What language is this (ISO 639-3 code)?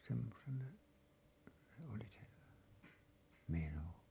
fin